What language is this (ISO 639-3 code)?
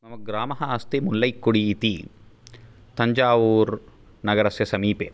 san